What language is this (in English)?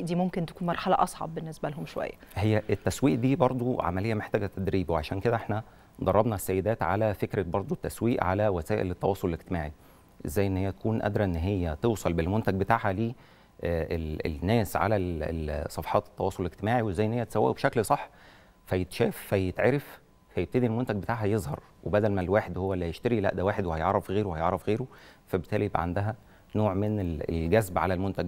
Arabic